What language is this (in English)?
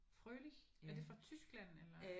Danish